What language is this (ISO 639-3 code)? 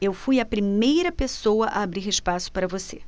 por